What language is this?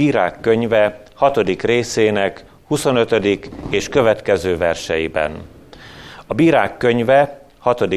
Hungarian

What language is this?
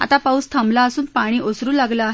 Marathi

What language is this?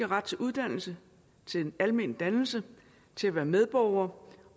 Danish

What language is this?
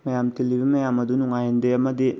Manipuri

